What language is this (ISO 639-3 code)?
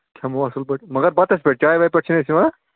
kas